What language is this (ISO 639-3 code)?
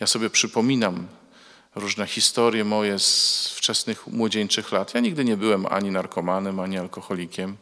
pol